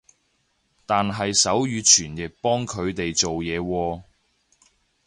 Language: Cantonese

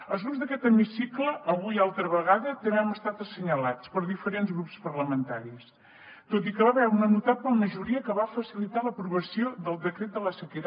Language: Catalan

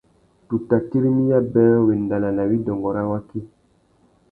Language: Tuki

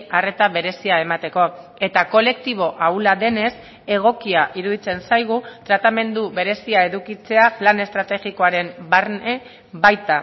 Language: Basque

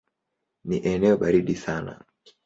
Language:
Swahili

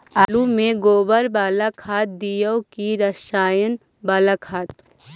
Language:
Magahi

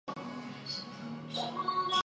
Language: Chinese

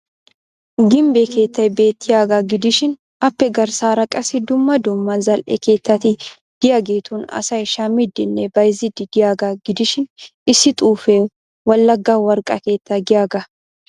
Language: Wolaytta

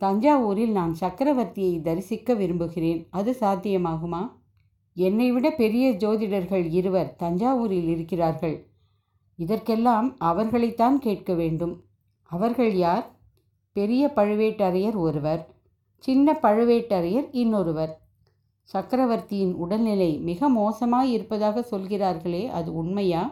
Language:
Tamil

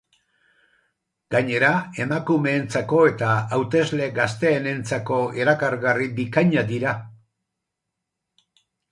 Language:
Basque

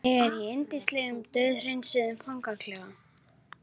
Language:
Icelandic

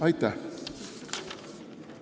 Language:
Estonian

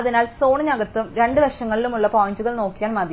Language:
Malayalam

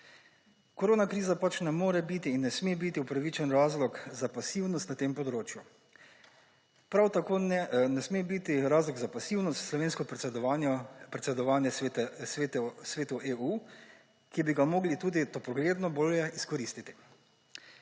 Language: Slovenian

